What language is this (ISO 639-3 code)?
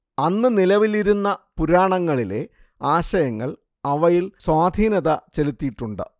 mal